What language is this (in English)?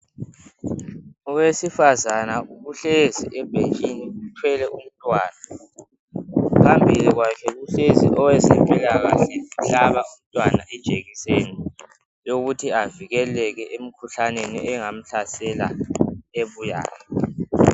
North Ndebele